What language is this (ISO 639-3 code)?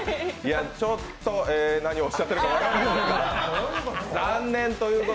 jpn